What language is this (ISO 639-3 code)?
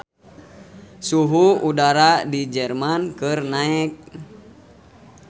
sun